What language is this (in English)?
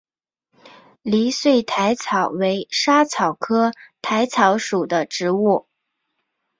Chinese